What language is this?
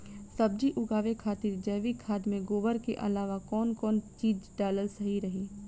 Bhojpuri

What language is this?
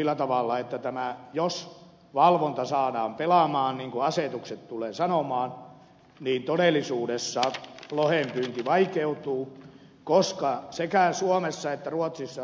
Finnish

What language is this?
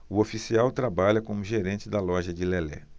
Portuguese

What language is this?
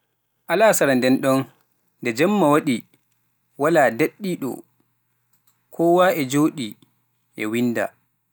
Pular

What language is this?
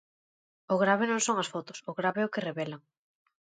Galician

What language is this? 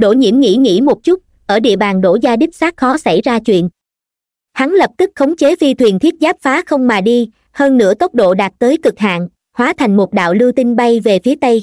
Vietnamese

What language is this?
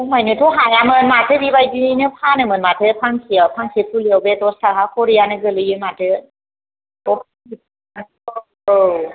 Bodo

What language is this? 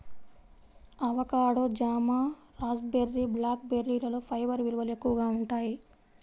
Telugu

